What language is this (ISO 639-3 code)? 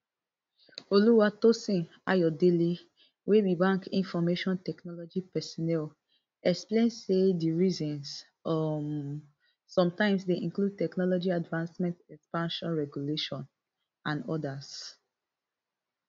pcm